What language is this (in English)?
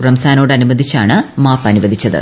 Malayalam